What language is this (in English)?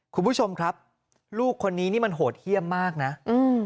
Thai